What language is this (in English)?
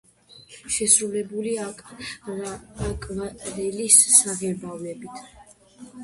Georgian